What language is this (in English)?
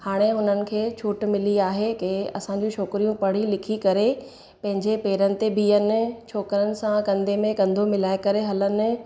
Sindhi